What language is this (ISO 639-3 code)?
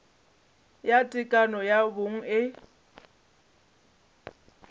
nso